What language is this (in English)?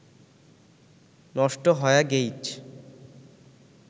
Bangla